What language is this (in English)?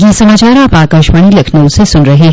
Hindi